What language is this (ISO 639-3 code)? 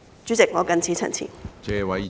yue